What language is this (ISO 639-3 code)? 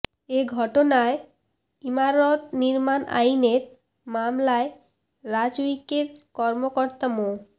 ben